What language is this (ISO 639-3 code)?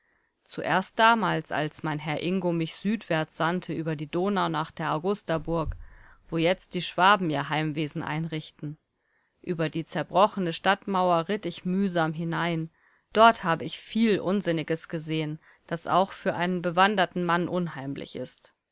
deu